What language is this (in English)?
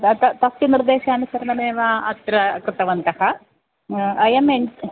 Sanskrit